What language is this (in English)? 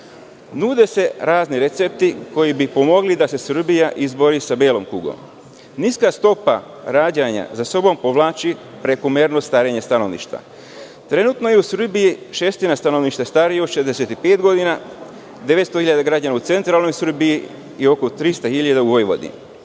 Serbian